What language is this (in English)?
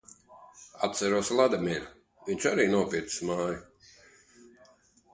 Latvian